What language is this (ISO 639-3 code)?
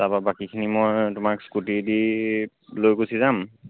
asm